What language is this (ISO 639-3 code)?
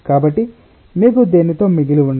tel